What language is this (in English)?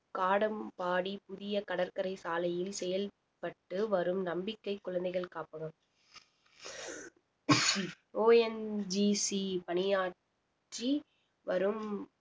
Tamil